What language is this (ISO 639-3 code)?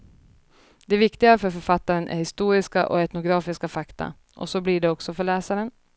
swe